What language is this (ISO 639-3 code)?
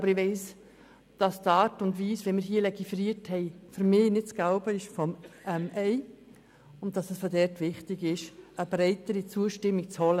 gsw